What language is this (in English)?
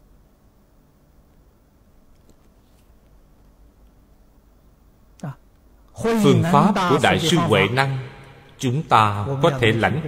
Vietnamese